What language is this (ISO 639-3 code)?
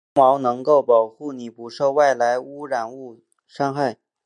zho